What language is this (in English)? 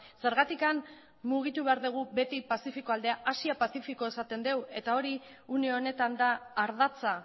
Basque